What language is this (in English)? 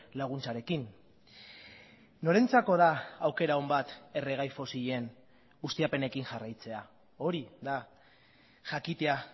Basque